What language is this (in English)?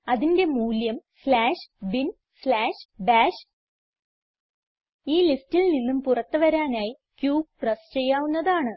Malayalam